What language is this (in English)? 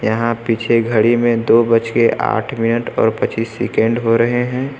Hindi